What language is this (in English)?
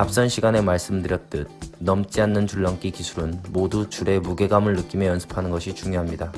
Korean